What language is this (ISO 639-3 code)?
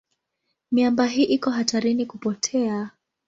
swa